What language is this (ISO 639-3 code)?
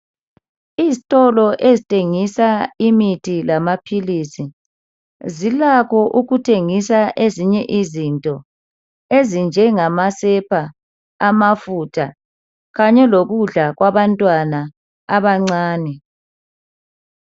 nde